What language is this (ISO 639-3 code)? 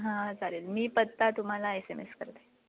mar